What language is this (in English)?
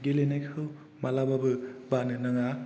Bodo